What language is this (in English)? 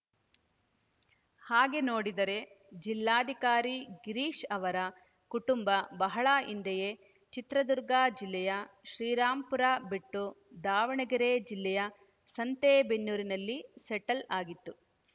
Kannada